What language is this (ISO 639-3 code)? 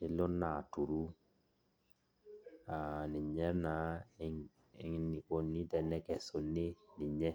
mas